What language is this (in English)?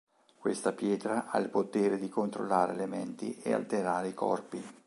Italian